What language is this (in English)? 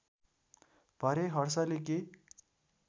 Nepali